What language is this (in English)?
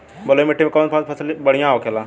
Bhojpuri